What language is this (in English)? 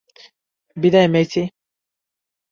Bangla